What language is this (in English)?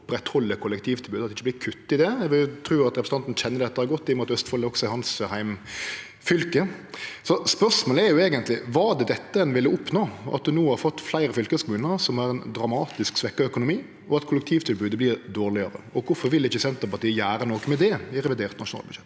Norwegian